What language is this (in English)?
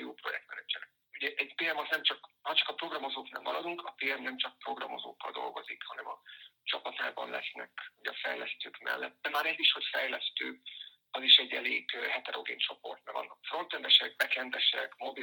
Hungarian